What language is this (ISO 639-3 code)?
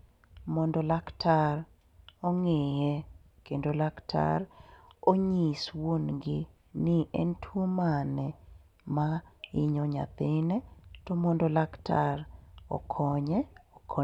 luo